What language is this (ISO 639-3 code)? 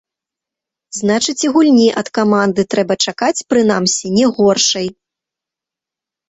bel